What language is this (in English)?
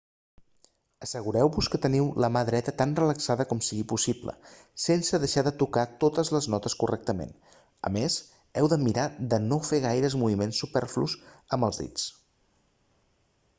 Catalan